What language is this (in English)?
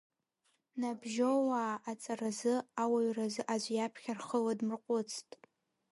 Abkhazian